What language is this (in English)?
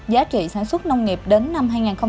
Vietnamese